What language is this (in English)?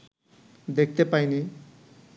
Bangla